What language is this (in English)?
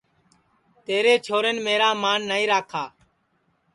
Sansi